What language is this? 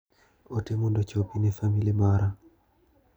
Luo (Kenya and Tanzania)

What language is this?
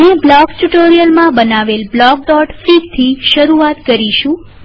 Gujarati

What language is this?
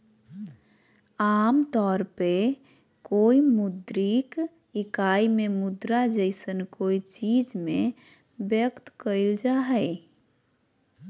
Magahi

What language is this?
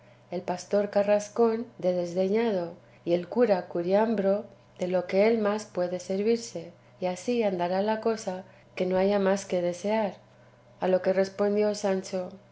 Spanish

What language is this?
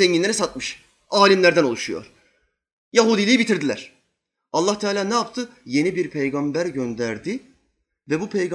Turkish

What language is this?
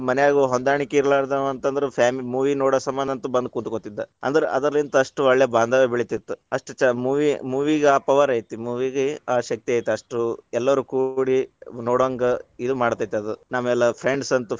Kannada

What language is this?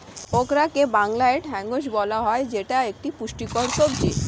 Bangla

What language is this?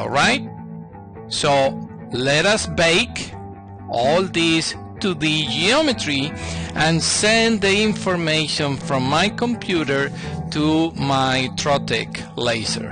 English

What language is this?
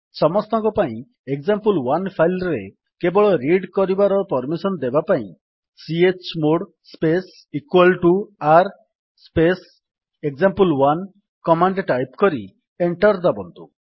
Odia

